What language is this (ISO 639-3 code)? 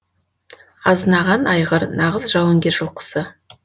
kaz